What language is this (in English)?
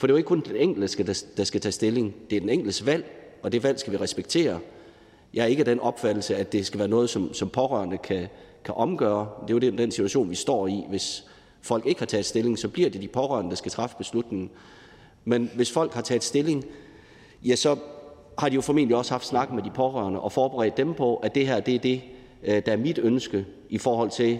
Danish